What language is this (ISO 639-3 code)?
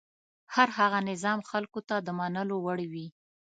pus